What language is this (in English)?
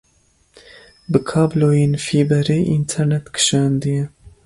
Kurdish